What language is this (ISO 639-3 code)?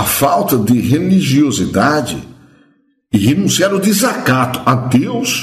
por